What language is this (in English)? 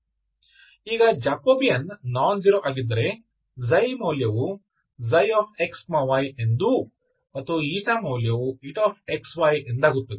Kannada